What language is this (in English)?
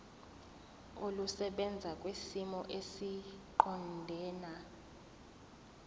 Zulu